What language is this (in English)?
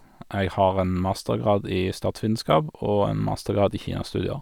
Norwegian